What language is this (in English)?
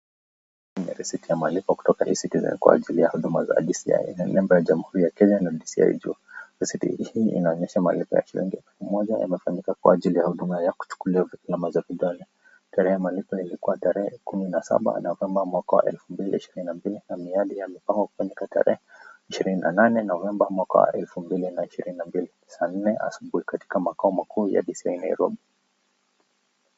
Swahili